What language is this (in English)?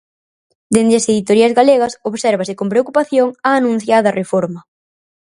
Galician